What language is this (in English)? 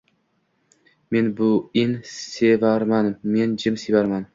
Uzbek